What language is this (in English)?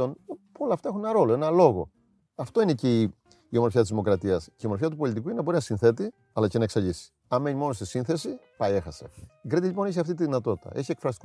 Greek